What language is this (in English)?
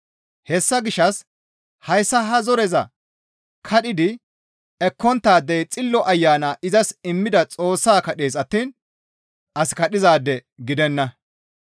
Gamo